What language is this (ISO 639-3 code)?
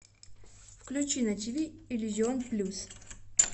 rus